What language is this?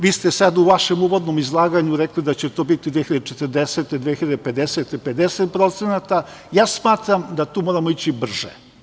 Serbian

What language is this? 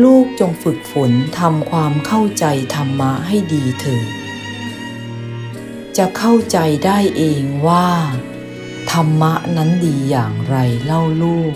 Thai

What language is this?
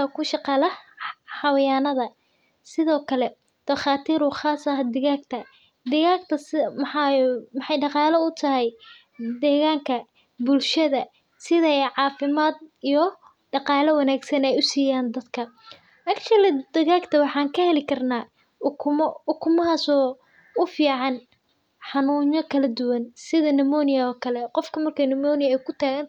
Somali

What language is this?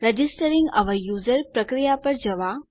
Gujarati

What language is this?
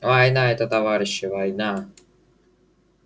Russian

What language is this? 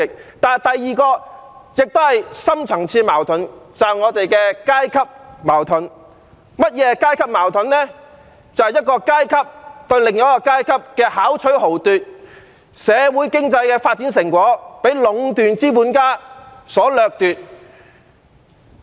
Cantonese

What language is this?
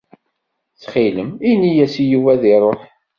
Kabyle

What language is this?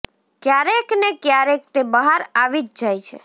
Gujarati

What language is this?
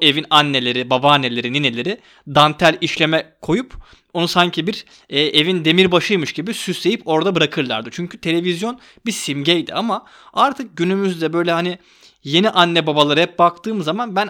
Turkish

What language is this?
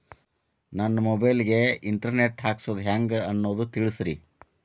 Kannada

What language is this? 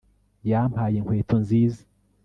Kinyarwanda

